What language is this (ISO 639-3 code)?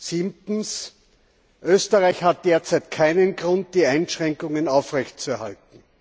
deu